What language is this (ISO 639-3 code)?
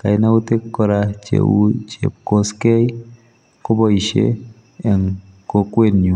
kln